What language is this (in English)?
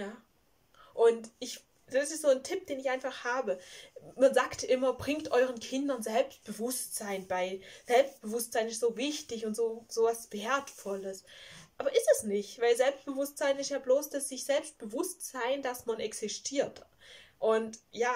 German